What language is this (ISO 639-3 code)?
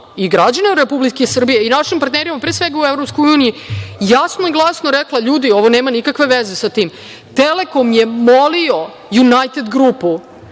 srp